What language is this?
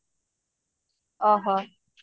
Odia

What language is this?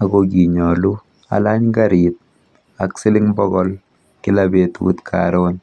Kalenjin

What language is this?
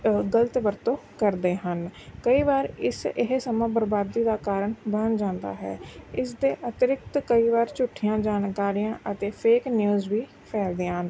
Punjabi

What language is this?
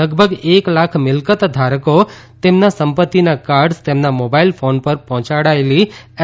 Gujarati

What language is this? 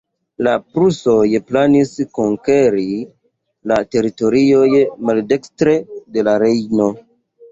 Esperanto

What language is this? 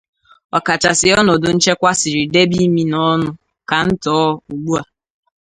Igbo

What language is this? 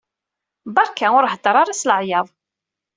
Kabyle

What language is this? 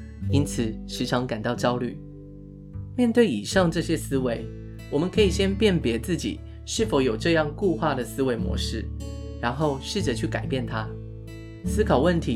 Chinese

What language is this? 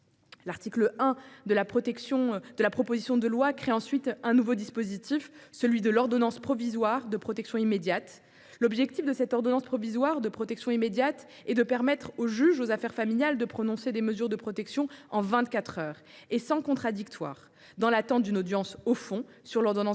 French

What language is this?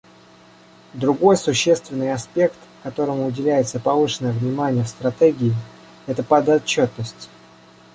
Russian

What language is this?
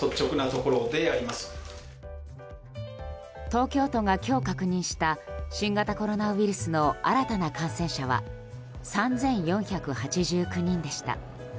Japanese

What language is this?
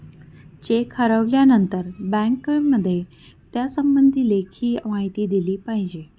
Marathi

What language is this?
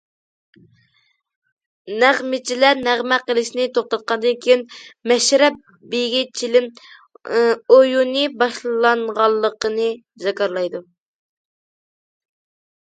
Uyghur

